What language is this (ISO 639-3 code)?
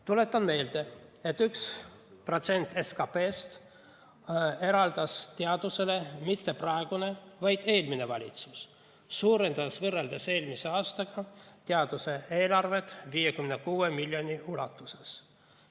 est